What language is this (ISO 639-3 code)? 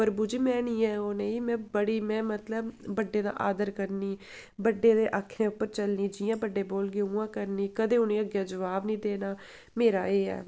doi